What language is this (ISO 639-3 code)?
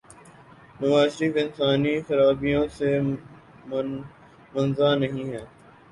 urd